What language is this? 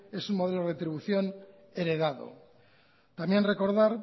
Spanish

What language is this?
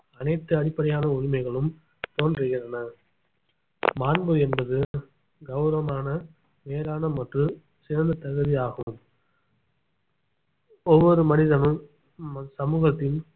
Tamil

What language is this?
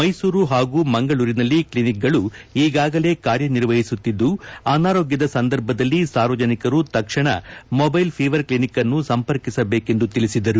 Kannada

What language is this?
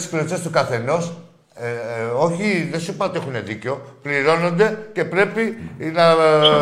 Greek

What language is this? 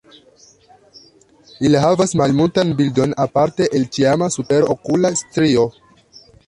Esperanto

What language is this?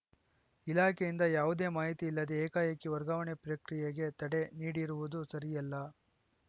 Kannada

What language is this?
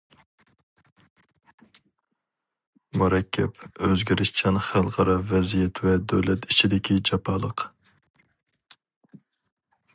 Uyghur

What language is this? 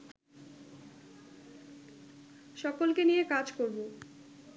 Bangla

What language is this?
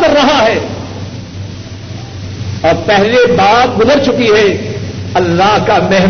Urdu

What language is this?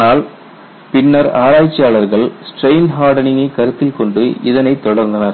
Tamil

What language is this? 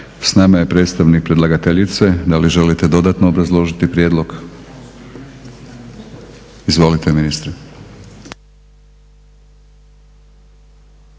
Croatian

